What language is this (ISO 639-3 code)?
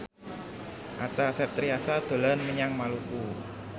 jav